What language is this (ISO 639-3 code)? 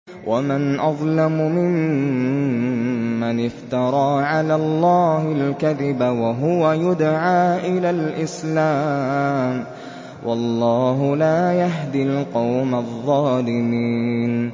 ara